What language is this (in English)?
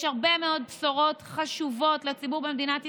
Hebrew